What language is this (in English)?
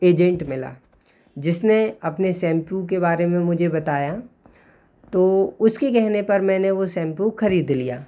Hindi